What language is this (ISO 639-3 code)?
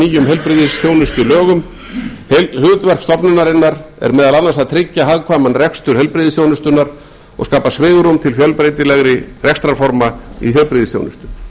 isl